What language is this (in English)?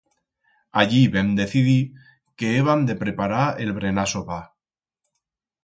Aragonese